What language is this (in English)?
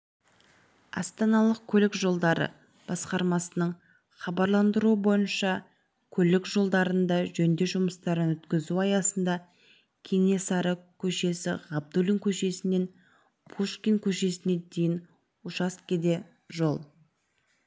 Kazakh